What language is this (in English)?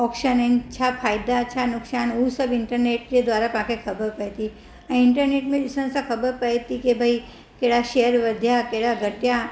Sindhi